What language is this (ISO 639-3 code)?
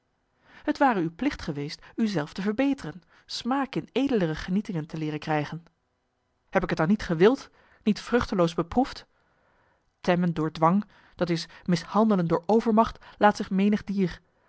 nld